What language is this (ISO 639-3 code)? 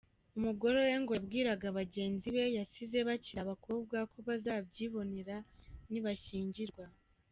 kin